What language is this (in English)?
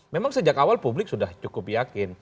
Indonesian